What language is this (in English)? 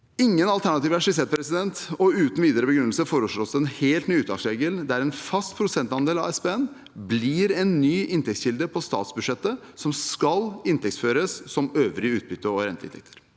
Norwegian